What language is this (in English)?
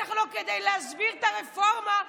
Hebrew